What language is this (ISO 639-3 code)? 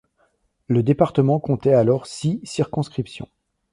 fra